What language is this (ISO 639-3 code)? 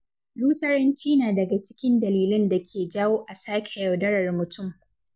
hau